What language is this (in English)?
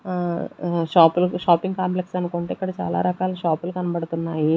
Telugu